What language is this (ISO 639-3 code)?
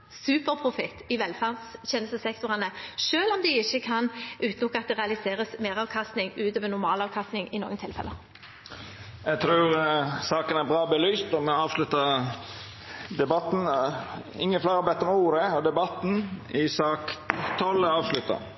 nor